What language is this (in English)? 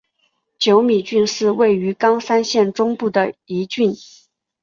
Chinese